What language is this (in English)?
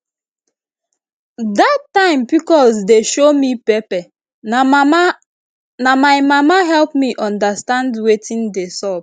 Nigerian Pidgin